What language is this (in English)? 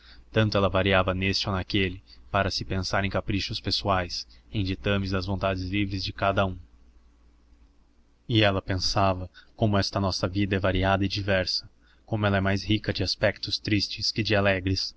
Portuguese